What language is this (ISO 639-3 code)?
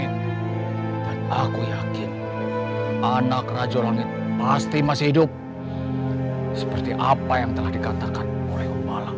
ind